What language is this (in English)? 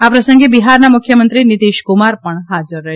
Gujarati